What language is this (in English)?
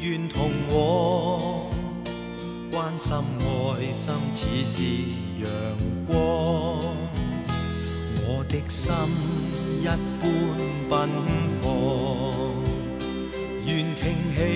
Chinese